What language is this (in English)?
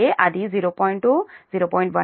Telugu